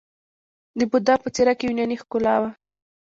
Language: Pashto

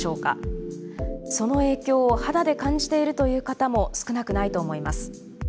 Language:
Japanese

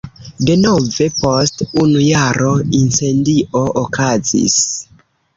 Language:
Esperanto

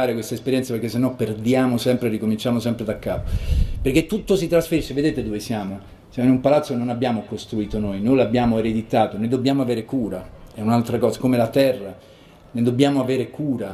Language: Italian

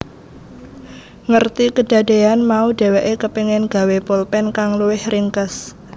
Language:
Javanese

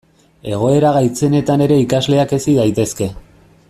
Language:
Basque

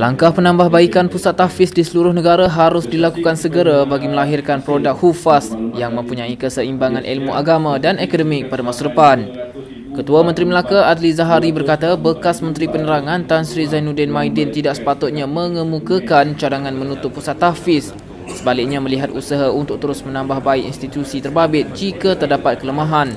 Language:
Malay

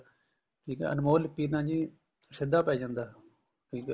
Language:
Punjabi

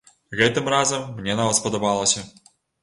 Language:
Belarusian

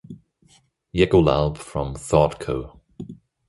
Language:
English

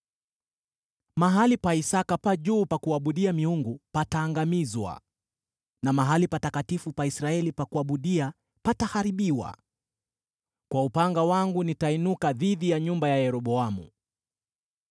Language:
Swahili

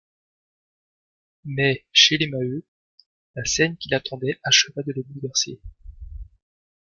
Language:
French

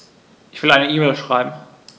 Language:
German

